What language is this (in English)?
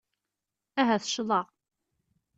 Kabyle